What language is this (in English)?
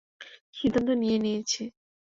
Bangla